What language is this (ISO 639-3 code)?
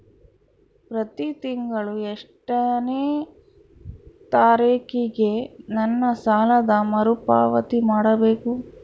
kan